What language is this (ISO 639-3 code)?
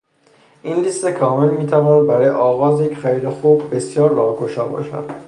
fas